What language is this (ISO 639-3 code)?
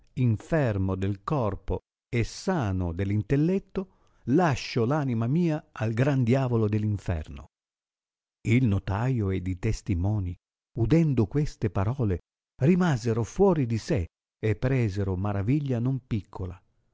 ita